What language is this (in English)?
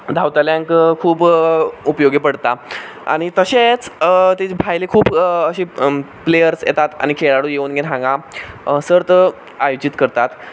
Konkani